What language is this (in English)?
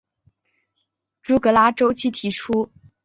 Chinese